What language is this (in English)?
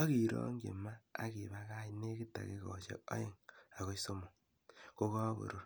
Kalenjin